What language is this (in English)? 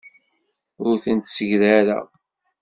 Kabyle